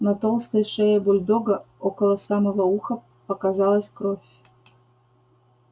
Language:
Russian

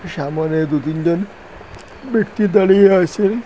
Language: Bangla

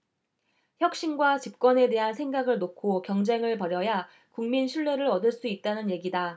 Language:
Korean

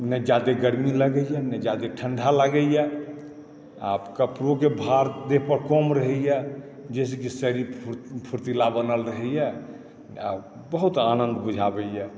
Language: Maithili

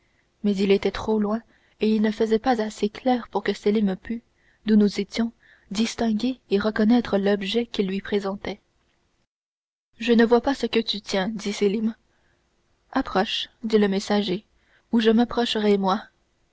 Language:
French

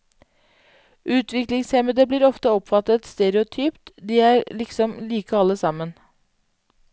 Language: Norwegian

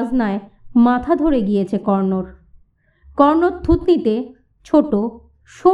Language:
Bangla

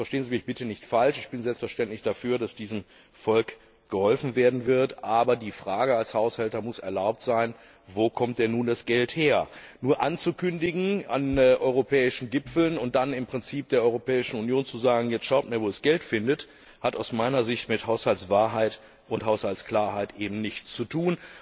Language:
German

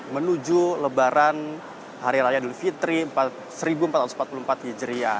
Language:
Indonesian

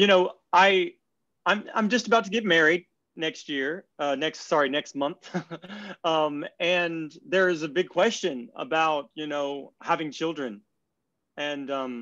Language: English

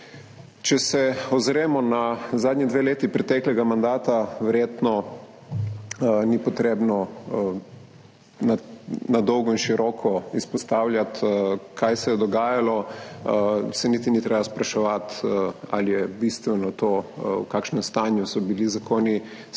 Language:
Slovenian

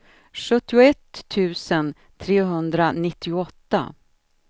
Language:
Swedish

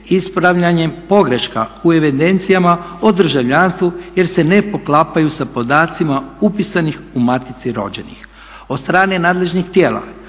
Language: Croatian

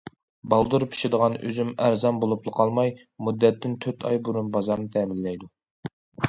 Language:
Uyghur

